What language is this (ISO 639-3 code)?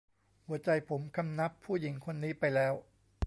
tha